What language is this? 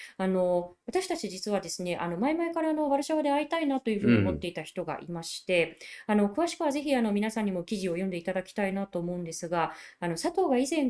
Japanese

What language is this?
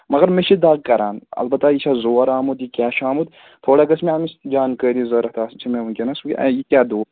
Kashmiri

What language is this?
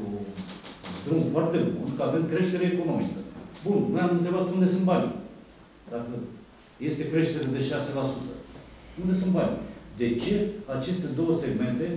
Romanian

